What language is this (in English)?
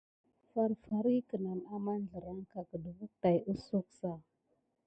Gidar